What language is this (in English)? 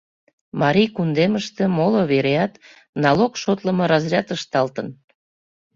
Mari